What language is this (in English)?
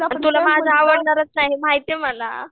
Marathi